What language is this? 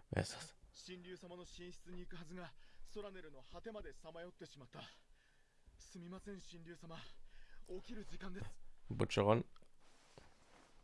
German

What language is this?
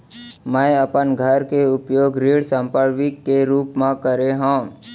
Chhattisgarhi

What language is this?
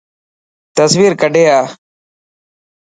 Dhatki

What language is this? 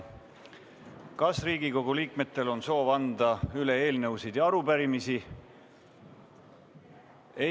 Estonian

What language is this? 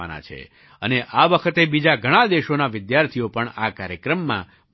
Gujarati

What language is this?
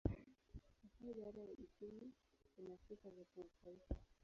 Swahili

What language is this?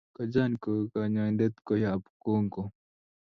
Kalenjin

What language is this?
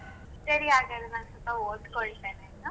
Kannada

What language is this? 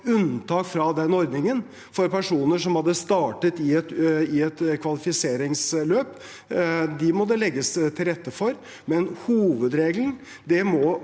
Norwegian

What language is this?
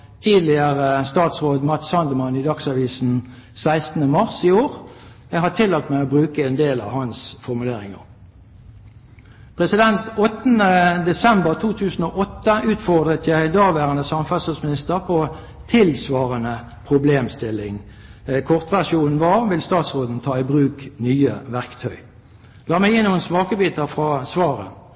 Norwegian Bokmål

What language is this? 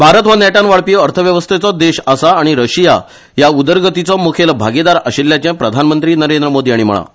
Konkani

